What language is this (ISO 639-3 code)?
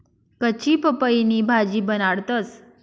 mar